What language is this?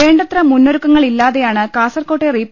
Malayalam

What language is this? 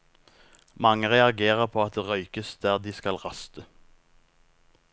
Norwegian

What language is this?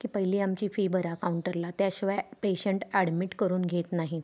Marathi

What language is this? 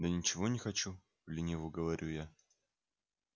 Russian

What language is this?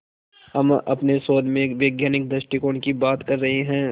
Hindi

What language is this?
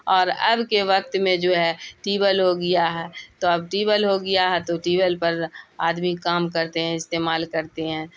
Urdu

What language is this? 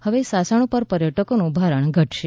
Gujarati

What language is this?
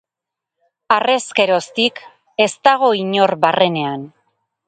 Basque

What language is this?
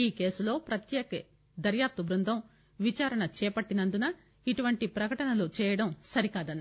Telugu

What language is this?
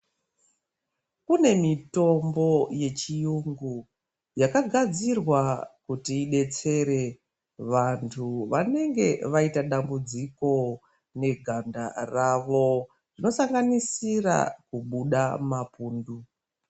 Ndau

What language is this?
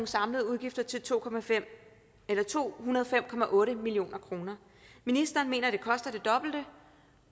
Danish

